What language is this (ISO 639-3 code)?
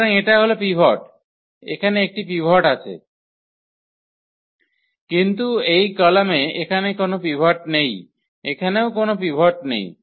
ben